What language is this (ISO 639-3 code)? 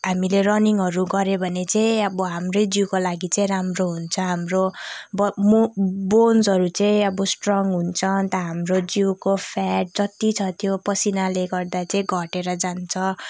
nep